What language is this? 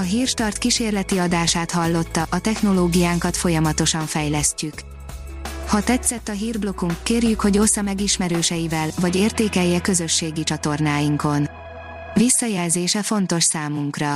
Hungarian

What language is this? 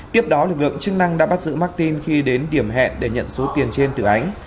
Vietnamese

